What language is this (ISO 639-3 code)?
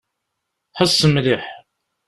kab